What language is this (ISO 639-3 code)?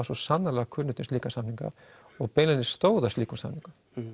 isl